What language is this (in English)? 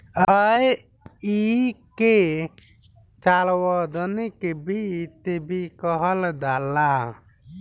Bhojpuri